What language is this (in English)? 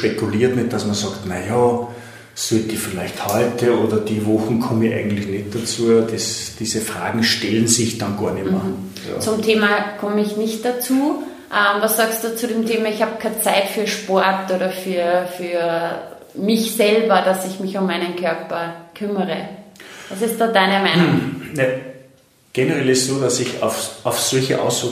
German